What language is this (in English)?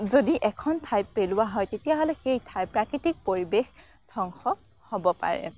Assamese